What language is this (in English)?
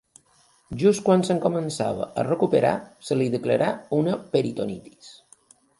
Catalan